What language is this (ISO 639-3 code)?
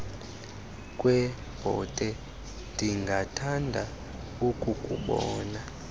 xho